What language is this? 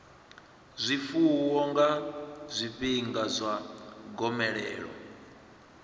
Venda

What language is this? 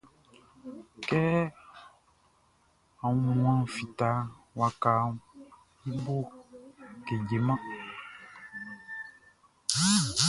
Baoulé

